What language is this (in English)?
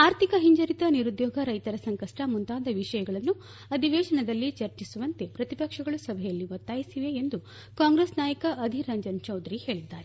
Kannada